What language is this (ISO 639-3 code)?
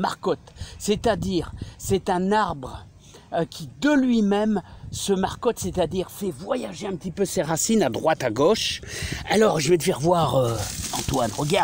fra